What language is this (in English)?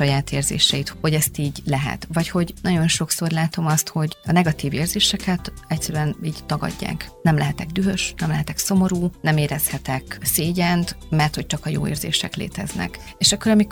Hungarian